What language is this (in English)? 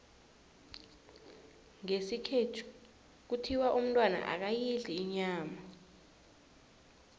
South Ndebele